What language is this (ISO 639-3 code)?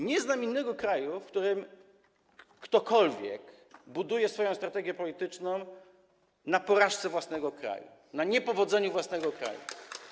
pol